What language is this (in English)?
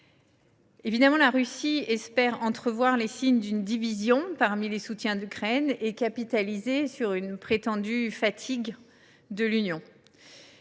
French